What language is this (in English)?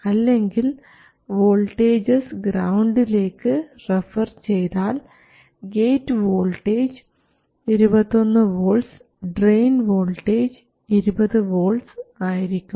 Malayalam